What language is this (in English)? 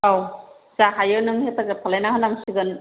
Bodo